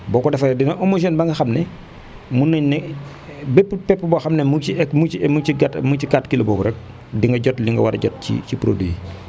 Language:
Wolof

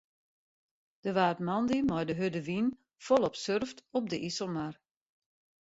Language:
Western Frisian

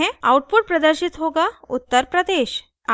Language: Hindi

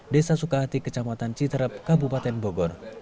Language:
Indonesian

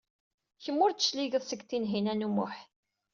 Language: Kabyle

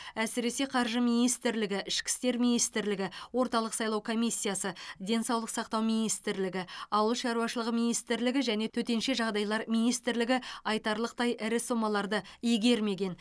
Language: Kazakh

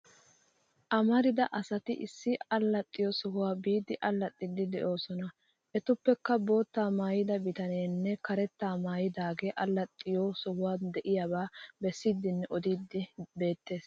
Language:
Wolaytta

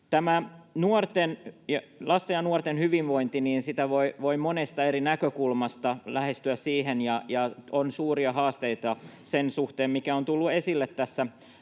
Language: Finnish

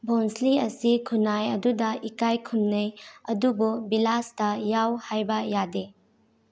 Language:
Manipuri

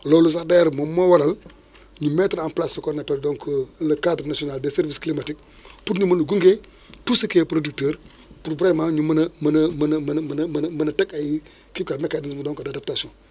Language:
Wolof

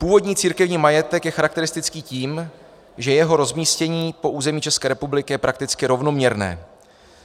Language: Czech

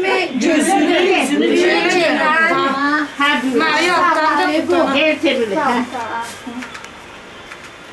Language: Turkish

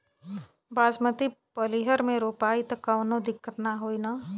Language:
Bhojpuri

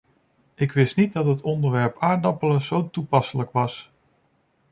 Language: Dutch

